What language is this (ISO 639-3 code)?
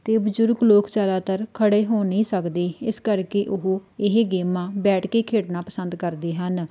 pan